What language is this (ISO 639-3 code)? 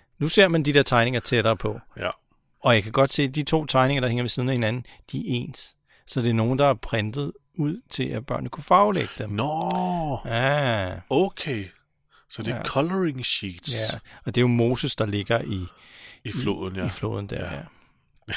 dan